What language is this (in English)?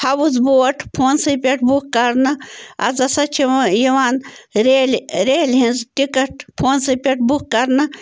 Kashmiri